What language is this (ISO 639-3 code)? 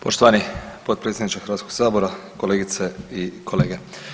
hrv